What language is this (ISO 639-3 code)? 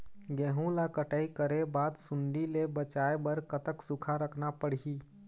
hne